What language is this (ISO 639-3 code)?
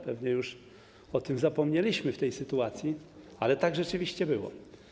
pol